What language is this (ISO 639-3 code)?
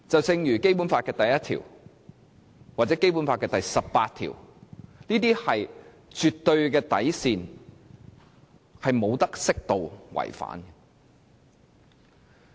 yue